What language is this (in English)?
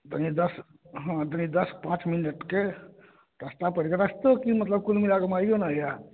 Maithili